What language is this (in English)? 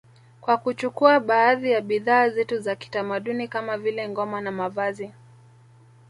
Swahili